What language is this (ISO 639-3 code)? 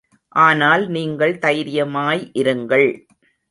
tam